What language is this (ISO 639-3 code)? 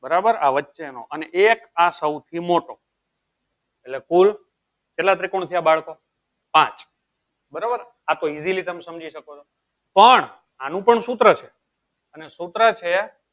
guj